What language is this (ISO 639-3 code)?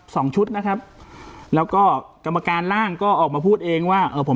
tha